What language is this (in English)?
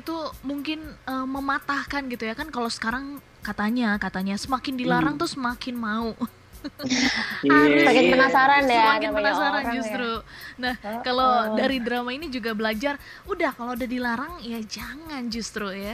Indonesian